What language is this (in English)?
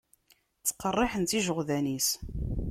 Kabyle